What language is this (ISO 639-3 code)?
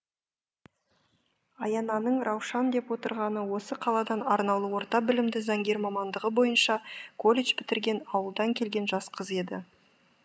kaz